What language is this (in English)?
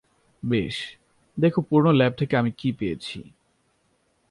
Bangla